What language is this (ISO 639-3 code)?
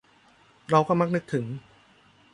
tha